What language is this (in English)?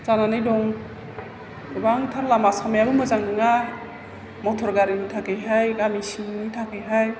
Bodo